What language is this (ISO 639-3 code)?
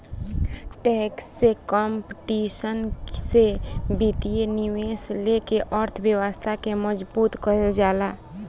bho